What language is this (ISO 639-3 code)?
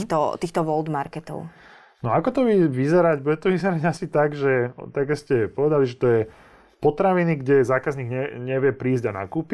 slk